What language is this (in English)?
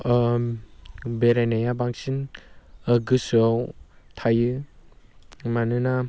Bodo